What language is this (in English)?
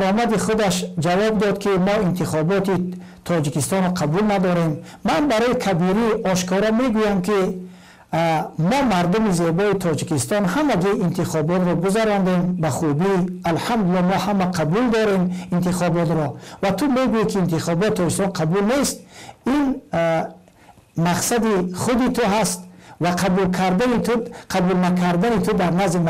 Turkish